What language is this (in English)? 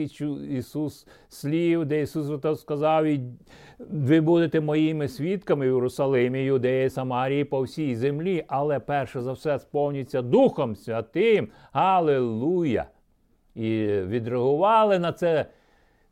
Ukrainian